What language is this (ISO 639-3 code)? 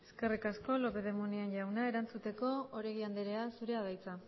eus